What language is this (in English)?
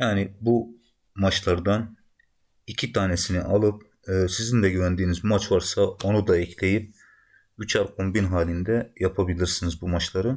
Turkish